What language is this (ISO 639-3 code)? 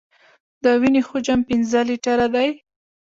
pus